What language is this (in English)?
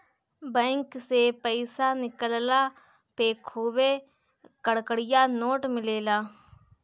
Bhojpuri